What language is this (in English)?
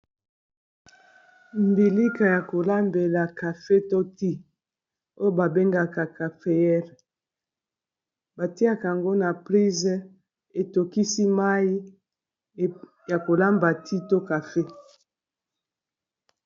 Lingala